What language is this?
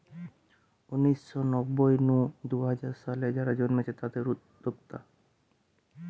Bangla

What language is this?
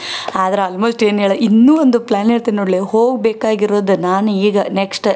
Kannada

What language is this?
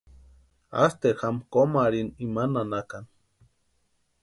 Western Highland Purepecha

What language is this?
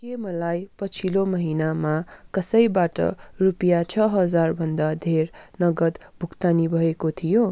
Nepali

